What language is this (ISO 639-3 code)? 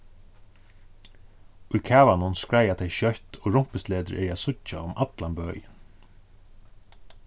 fao